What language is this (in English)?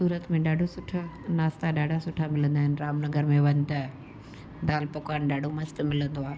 Sindhi